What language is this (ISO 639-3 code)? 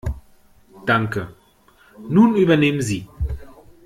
deu